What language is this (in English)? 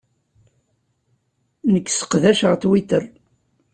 Kabyle